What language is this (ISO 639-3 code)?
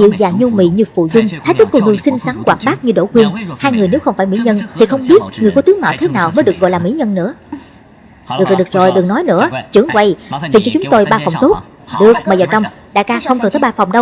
vie